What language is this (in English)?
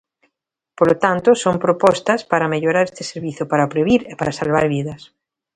Galician